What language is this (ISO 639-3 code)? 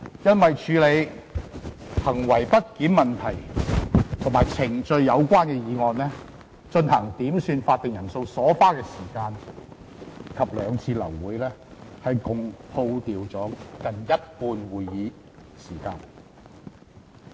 yue